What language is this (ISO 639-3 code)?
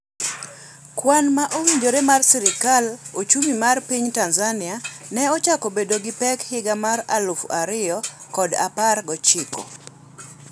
luo